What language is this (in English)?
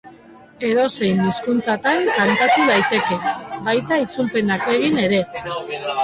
Basque